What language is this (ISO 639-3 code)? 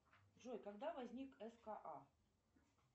rus